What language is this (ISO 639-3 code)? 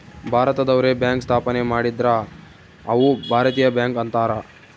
kan